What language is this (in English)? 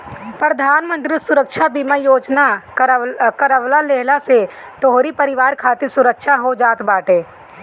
Bhojpuri